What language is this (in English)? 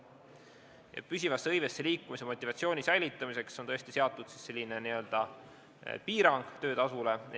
Estonian